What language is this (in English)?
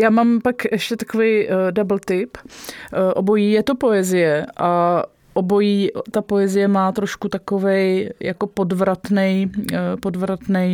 Czech